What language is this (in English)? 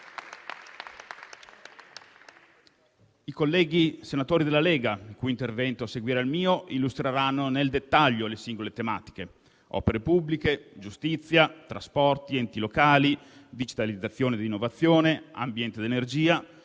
Italian